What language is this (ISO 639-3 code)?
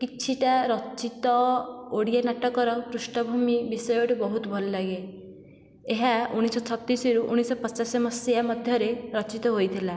ori